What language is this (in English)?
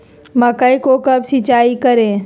Magahi